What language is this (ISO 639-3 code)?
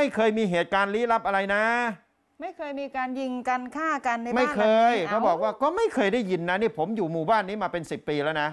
tha